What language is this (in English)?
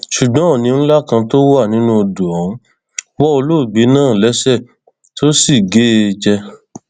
Yoruba